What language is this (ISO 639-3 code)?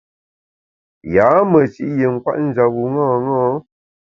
bax